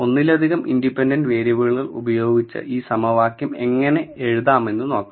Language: Malayalam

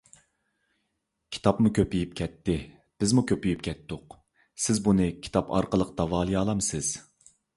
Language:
Uyghur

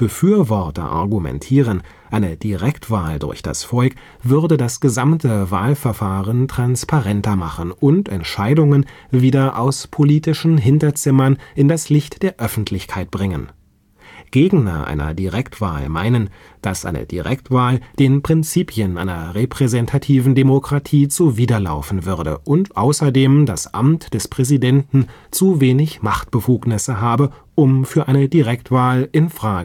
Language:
German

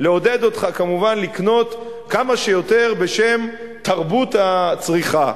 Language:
Hebrew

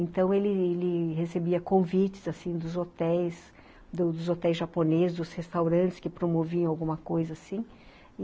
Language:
Portuguese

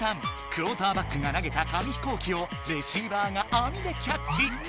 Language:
Japanese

